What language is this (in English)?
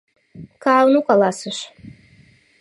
Mari